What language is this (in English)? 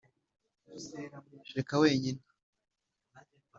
Kinyarwanda